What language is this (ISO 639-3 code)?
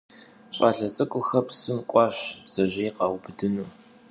kbd